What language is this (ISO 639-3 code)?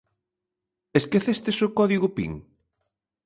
glg